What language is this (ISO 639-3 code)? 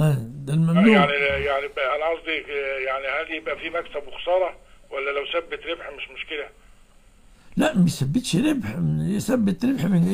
ara